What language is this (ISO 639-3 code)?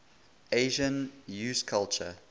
eng